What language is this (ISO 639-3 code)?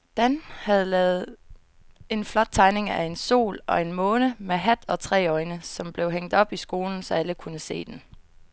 dan